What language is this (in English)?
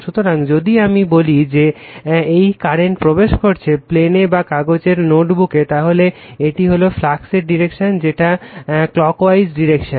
Bangla